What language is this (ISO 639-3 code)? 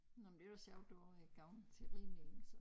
dan